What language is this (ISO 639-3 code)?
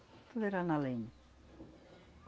por